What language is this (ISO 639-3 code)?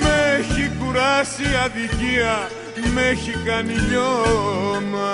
ell